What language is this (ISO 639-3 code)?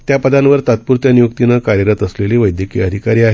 mar